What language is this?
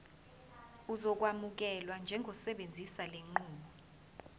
Zulu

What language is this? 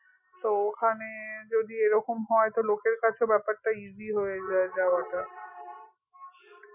Bangla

